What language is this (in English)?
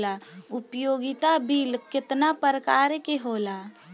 Bhojpuri